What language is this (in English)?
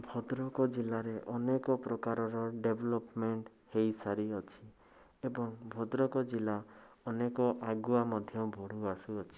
Odia